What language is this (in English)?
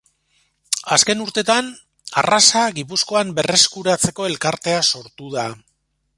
Basque